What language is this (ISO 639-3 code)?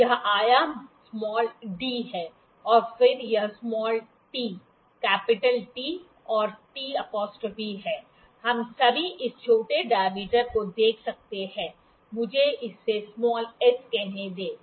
hin